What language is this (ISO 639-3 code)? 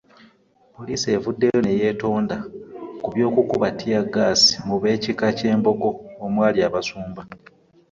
lug